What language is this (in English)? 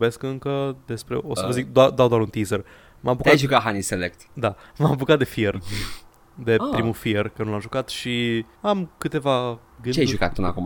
Romanian